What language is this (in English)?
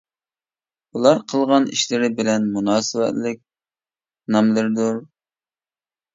Uyghur